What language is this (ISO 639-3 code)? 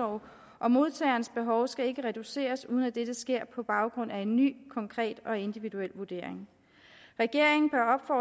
dan